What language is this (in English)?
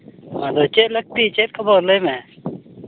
Santali